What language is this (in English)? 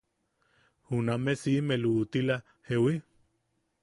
Yaqui